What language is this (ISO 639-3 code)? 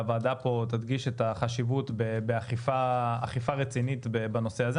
heb